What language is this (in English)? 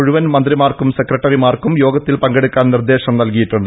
Malayalam